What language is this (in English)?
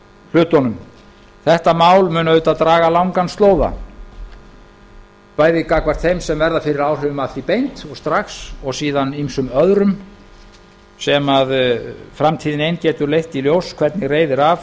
Icelandic